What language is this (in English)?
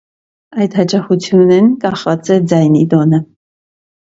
Armenian